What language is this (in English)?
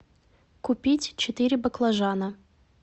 Russian